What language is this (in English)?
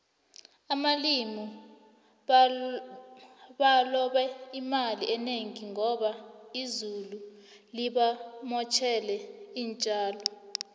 South Ndebele